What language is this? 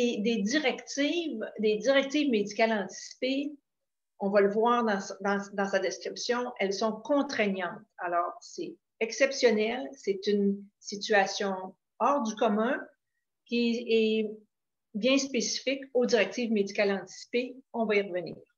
French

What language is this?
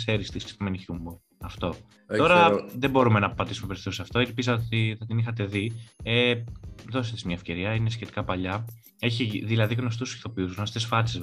Greek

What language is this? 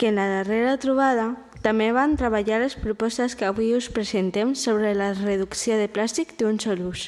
Catalan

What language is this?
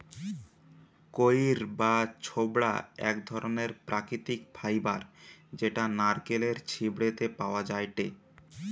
Bangla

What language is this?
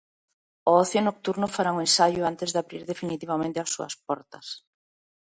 Galician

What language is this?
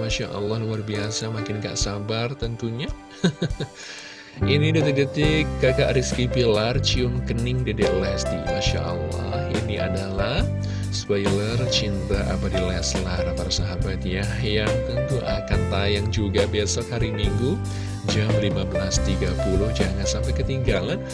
Indonesian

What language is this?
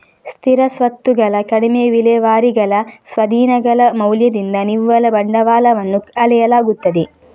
Kannada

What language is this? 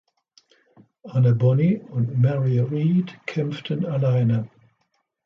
German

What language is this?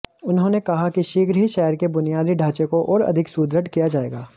Hindi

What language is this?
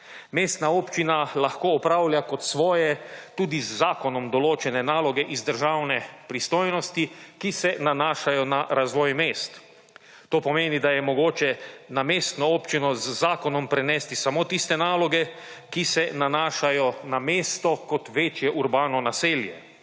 Slovenian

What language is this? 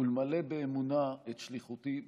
Hebrew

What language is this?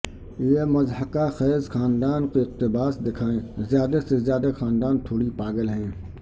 Urdu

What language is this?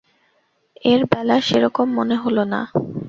Bangla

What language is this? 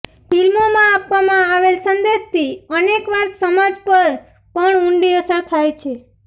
Gujarati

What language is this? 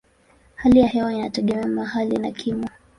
Swahili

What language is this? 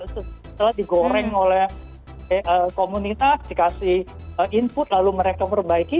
Indonesian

